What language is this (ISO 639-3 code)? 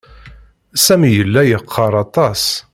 kab